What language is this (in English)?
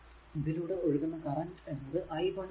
Malayalam